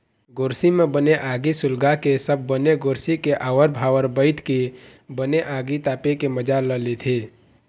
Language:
Chhattisgarhi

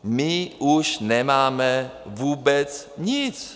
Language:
Czech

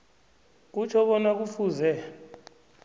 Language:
South Ndebele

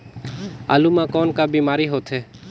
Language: Chhattisgarhi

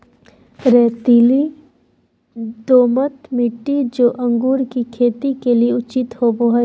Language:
Magahi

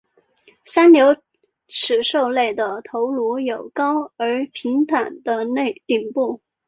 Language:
Chinese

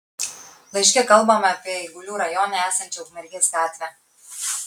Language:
Lithuanian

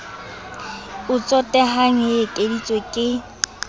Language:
Southern Sotho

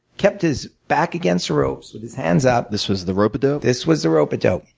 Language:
English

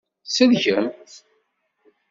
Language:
Kabyle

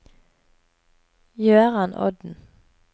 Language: Norwegian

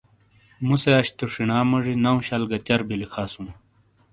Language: Shina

